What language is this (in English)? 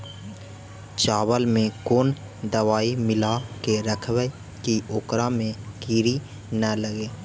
Magahi